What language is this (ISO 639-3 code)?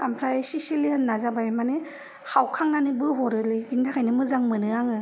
brx